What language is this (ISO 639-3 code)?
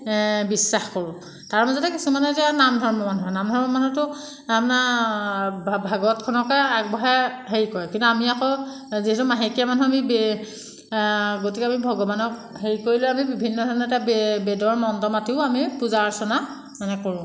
asm